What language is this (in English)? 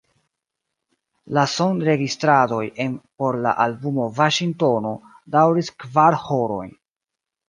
Esperanto